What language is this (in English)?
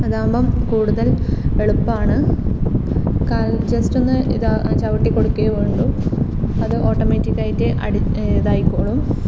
Malayalam